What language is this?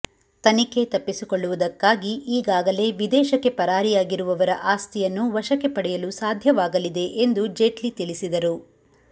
Kannada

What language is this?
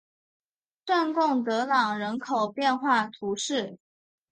Chinese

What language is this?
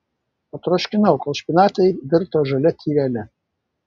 Lithuanian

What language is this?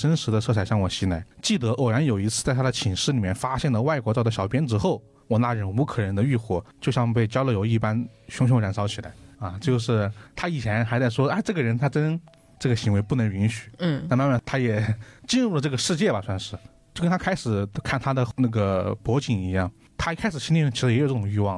Chinese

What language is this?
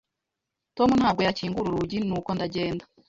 Kinyarwanda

